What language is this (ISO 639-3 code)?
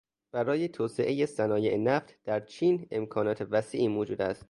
fas